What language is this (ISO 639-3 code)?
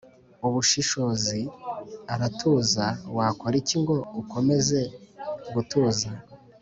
kin